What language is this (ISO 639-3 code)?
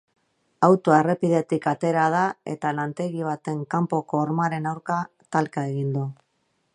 eus